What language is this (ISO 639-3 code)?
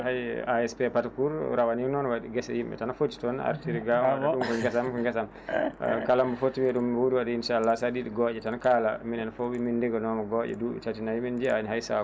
ful